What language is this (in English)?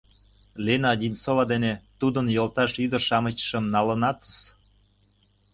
Mari